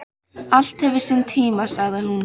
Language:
Icelandic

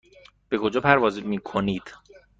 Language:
Persian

